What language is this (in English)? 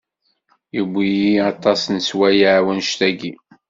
Kabyle